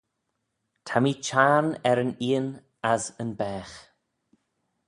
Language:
Manx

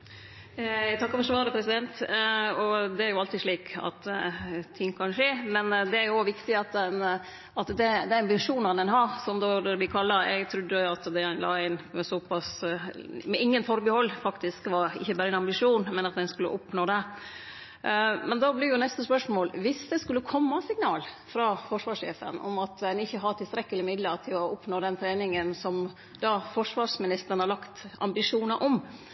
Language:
Norwegian Nynorsk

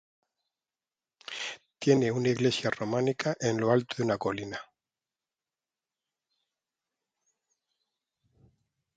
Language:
Spanish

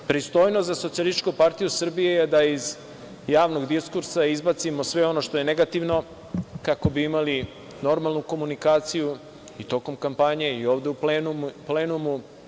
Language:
Serbian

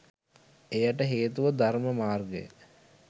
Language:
Sinhala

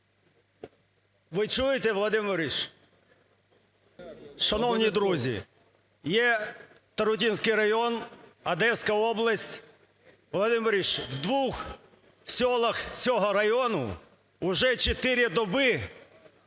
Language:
Ukrainian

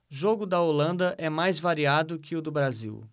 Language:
Portuguese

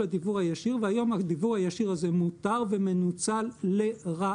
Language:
Hebrew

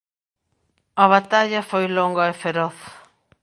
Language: Galician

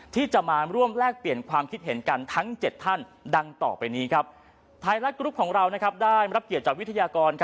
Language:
Thai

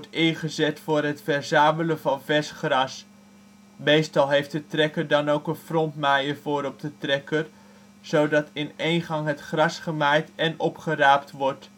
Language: Dutch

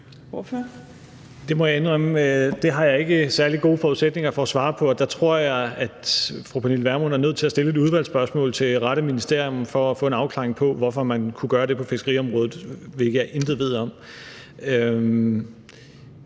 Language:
Danish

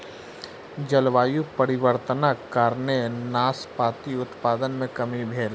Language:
Maithili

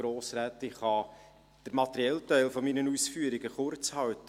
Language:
Swiss German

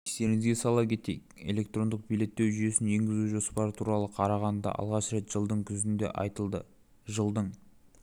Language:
Kazakh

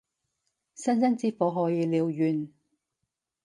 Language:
Cantonese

